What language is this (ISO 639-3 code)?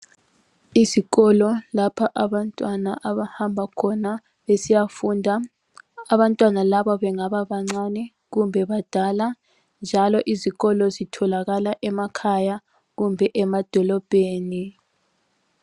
nde